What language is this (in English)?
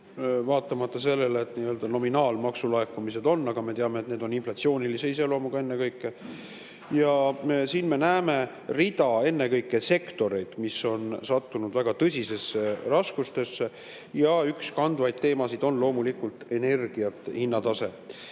Estonian